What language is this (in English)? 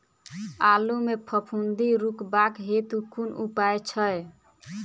Maithili